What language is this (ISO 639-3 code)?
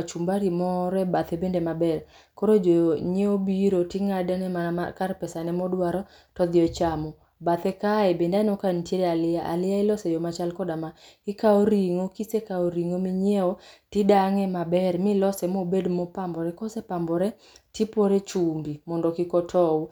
luo